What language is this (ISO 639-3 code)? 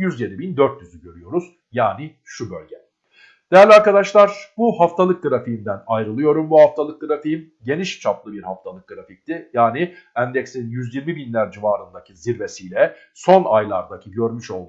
tur